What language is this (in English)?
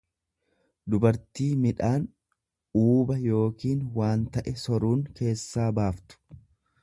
Oromo